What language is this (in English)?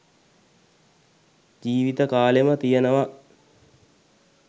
Sinhala